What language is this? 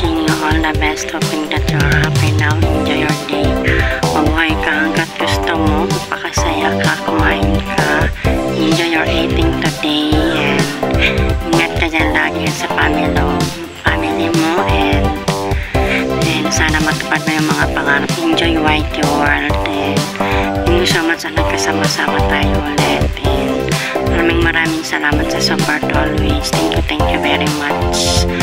Filipino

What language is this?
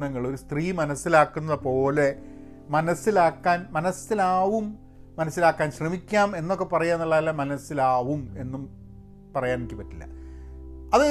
Malayalam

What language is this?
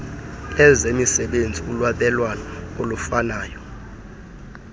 Xhosa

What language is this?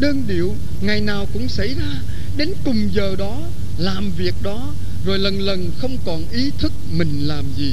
Vietnamese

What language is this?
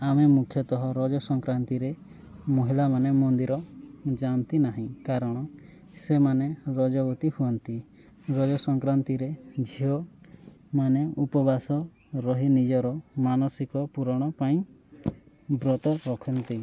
Odia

